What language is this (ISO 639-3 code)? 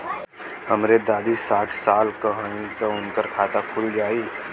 bho